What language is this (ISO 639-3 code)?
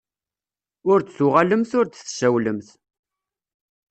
kab